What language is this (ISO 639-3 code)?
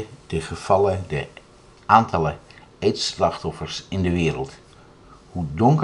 nld